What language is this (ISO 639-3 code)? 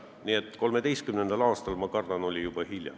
est